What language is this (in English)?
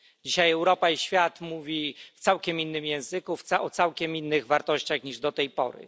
Polish